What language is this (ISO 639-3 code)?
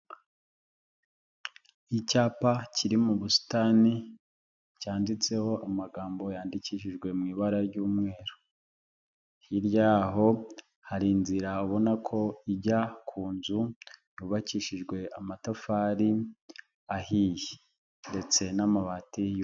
kin